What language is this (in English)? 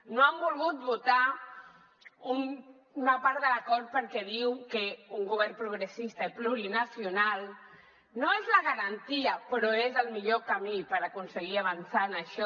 Catalan